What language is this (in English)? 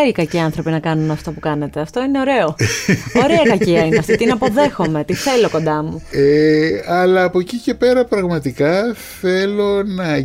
Greek